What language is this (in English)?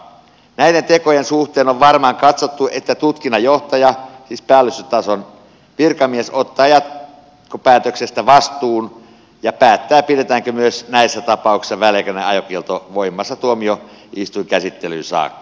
Finnish